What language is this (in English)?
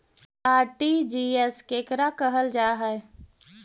Magahi